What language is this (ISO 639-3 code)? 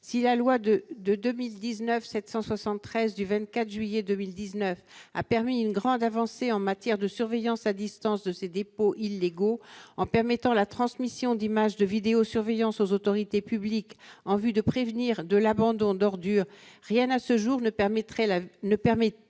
fra